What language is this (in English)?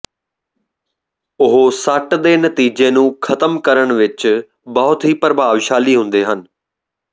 Punjabi